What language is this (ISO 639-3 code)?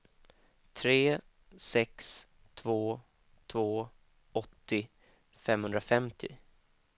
swe